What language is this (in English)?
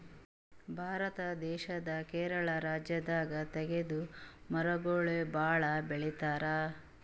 Kannada